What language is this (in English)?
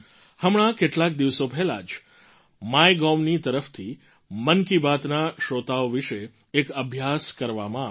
Gujarati